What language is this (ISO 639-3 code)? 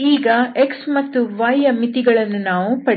kan